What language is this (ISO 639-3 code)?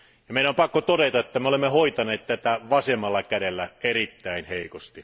fin